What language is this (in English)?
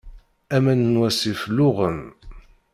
Kabyle